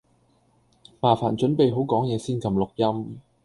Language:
Cantonese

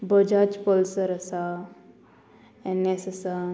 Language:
Konkani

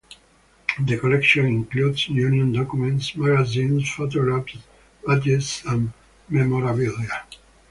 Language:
English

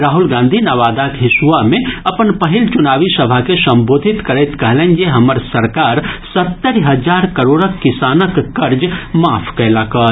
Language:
Maithili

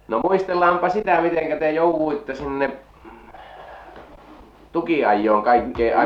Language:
Finnish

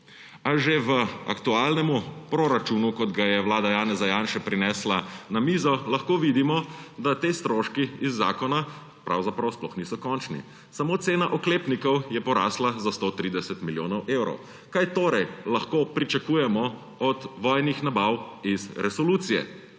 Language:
Slovenian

